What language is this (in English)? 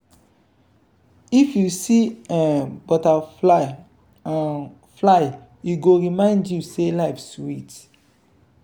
Nigerian Pidgin